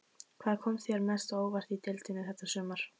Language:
Icelandic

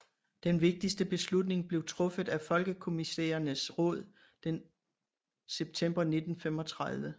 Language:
Danish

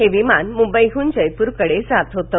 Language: Marathi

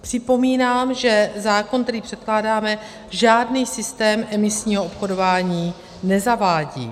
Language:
Czech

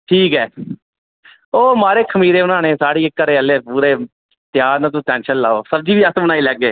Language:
Dogri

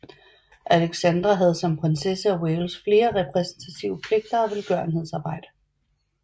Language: Danish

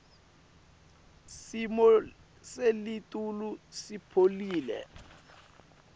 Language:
Swati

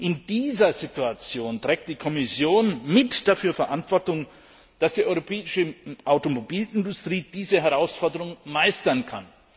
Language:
German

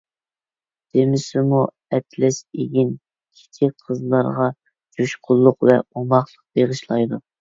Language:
Uyghur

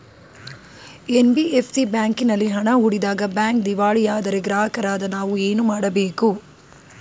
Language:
Kannada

